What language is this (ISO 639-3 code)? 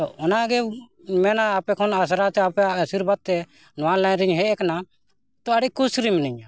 sat